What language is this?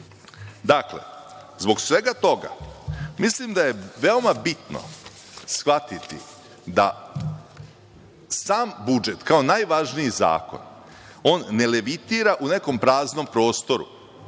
Serbian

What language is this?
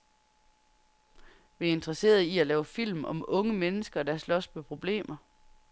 Danish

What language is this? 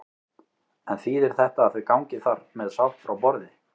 Icelandic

